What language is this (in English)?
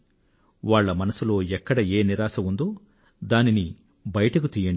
Telugu